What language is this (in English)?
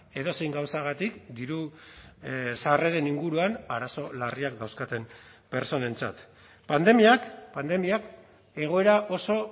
Basque